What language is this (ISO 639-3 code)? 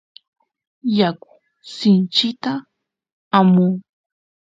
qus